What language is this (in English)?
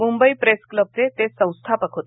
Marathi